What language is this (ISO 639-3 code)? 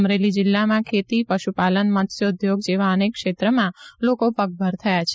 guj